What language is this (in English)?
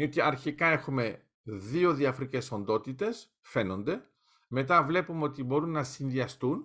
Greek